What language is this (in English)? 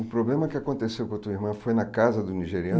Portuguese